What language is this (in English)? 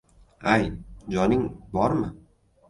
Uzbek